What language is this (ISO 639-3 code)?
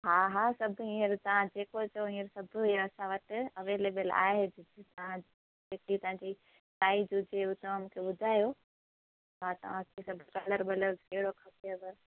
snd